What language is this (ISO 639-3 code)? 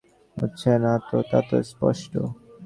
ben